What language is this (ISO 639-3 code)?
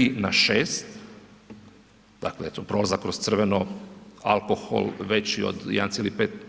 hrv